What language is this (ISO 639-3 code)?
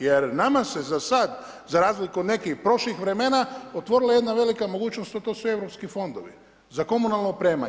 hrv